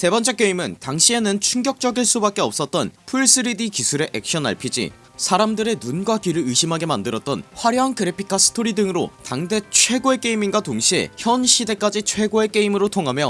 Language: Korean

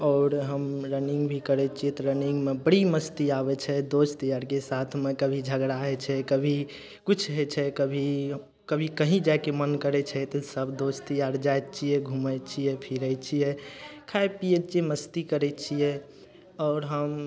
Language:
Maithili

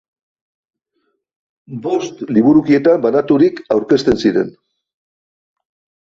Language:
Basque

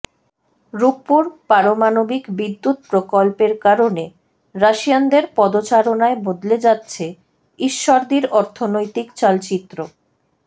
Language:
Bangla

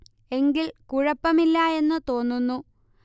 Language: Malayalam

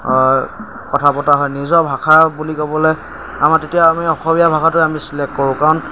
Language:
Assamese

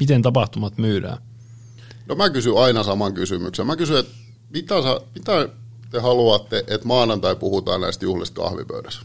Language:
Finnish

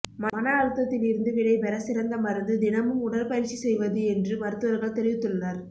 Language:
Tamil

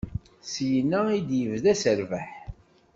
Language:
Kabyle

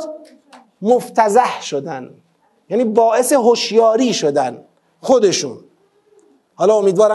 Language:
Persian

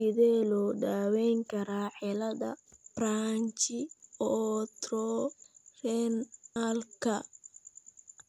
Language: Somali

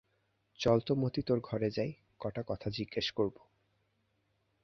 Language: Bangla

